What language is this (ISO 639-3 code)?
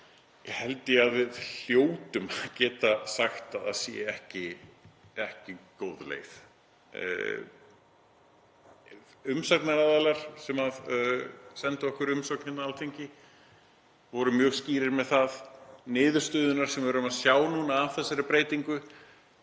isl